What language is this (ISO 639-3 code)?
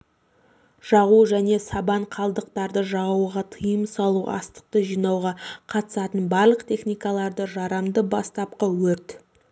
kaz